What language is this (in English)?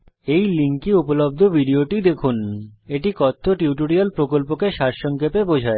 Bangla